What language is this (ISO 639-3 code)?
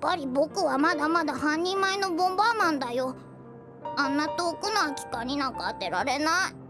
jpn